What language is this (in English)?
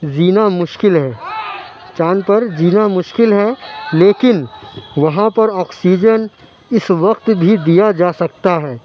Urdu